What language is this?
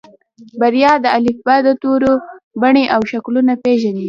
Pashto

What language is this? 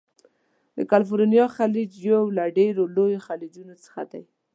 Pashto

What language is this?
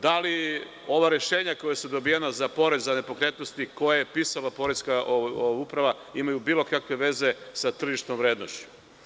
Serbian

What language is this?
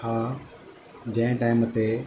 Sindhi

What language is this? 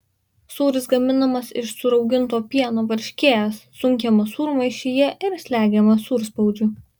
Lithuanian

